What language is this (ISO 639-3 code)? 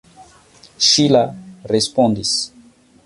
epo